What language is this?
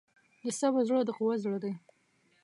Pashto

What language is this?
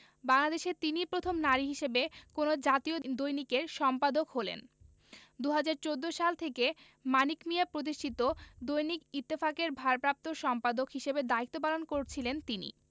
Bangla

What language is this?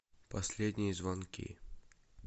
Russian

